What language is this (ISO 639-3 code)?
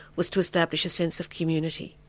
eng